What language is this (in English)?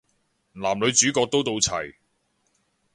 Cantonese